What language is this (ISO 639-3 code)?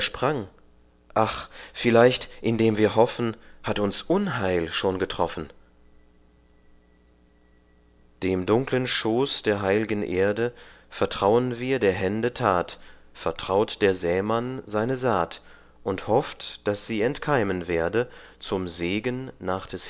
deu